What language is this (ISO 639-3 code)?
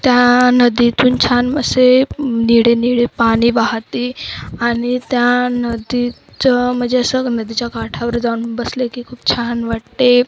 mar